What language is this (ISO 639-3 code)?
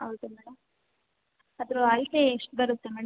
kan